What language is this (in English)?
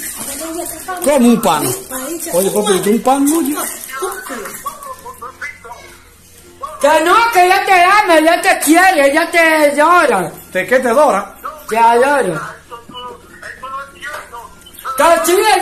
Spanish